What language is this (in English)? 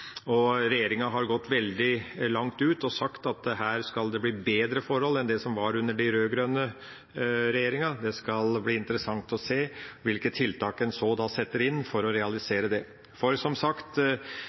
Norwegian Bokmål